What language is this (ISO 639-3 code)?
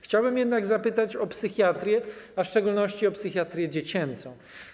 pol